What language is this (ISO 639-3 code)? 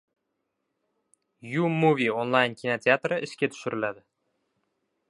uzb